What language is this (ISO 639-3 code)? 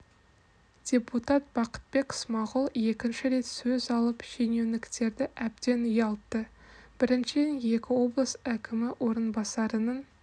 kaz